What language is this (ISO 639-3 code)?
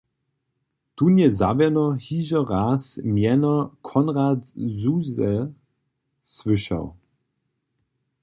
hsb